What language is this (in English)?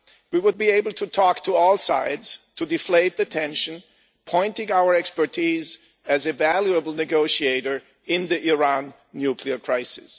English